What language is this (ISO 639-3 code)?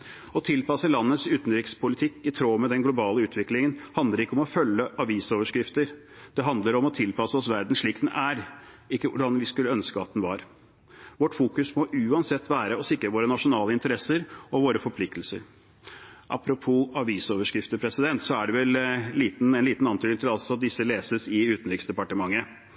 nob